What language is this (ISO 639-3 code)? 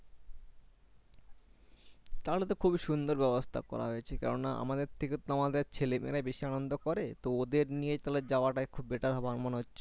ben